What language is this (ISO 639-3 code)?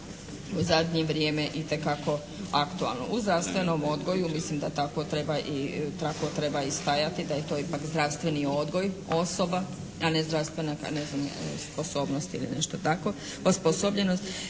hrv